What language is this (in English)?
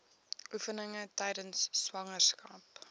Afrikaans